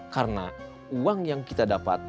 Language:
Indonesian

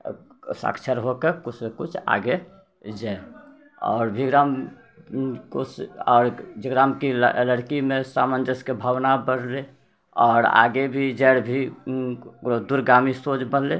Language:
Maithili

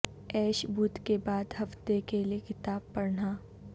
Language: Urdu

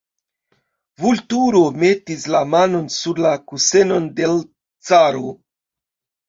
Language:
Esperanto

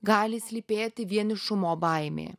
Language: Lithuanian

